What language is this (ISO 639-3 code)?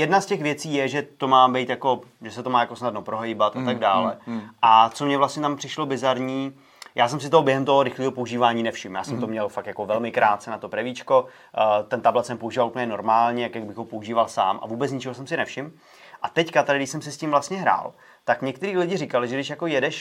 ces